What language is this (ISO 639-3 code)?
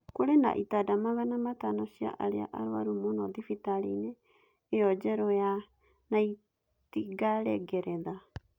kik